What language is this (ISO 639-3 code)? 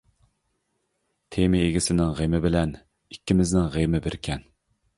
uig